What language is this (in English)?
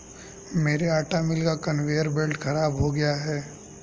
Hindi